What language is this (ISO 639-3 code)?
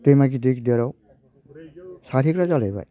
brx